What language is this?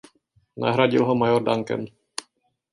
Czech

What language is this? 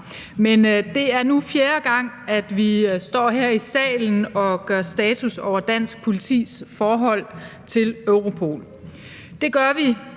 Danish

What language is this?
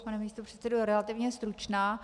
Czech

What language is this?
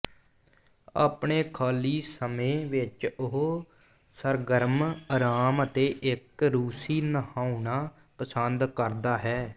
Punjabi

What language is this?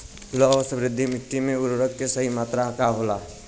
Bhojpuri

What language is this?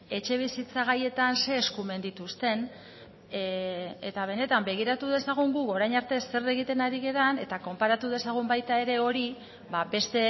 Basque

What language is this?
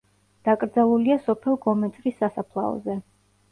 Georgian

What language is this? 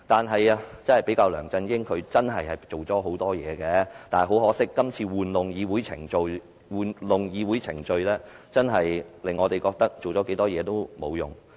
Cantonese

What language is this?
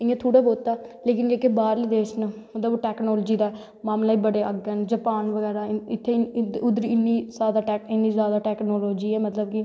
Dogri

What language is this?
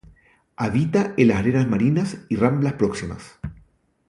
Spanish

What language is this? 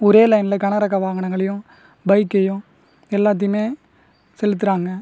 Tamil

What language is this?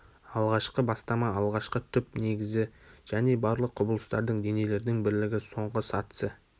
Kazakh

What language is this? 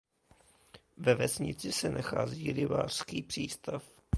Czech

